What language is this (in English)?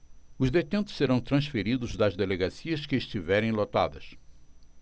Portuguese